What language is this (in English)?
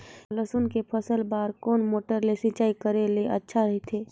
Chhattisgarhi